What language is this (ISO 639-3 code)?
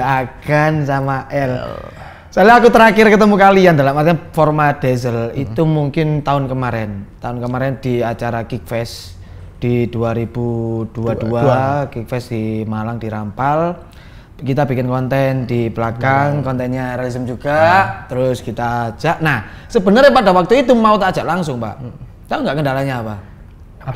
ind